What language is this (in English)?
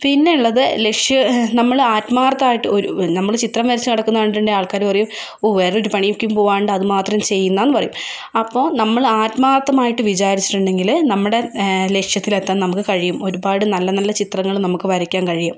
Malayalam